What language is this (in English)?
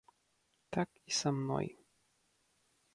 Belarusian